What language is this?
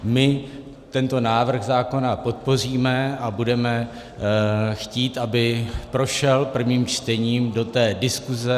Czech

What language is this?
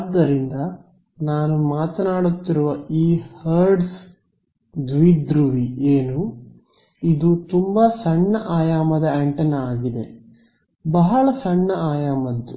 Kannada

